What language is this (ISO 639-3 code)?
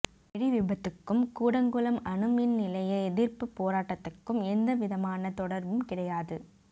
tam